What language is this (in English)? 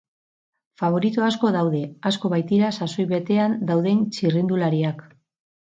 Basque